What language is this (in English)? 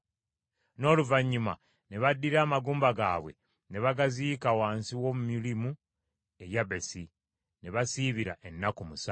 Ganda